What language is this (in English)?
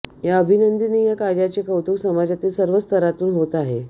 Marathi